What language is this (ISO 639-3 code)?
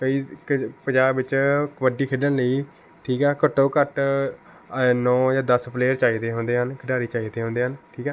pan